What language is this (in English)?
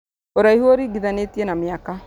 Kikuyu